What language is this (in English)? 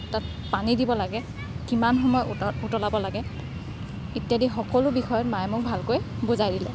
Assamese